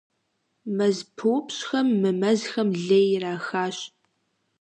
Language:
Kabardian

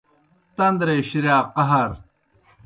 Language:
Kohistani Shina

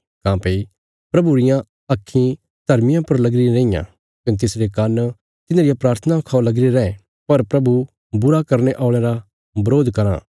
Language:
Bilaspuri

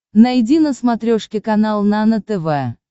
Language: Russian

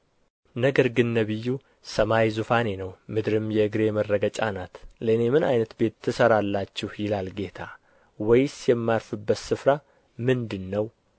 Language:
Amharic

